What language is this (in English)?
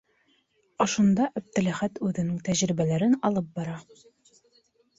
Bashkir